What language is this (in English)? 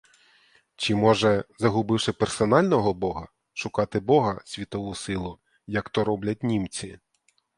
Ukrainian